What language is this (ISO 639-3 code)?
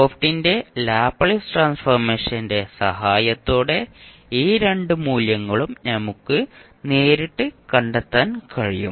mal